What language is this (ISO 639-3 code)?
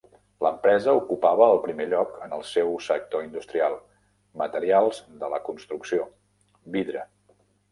cat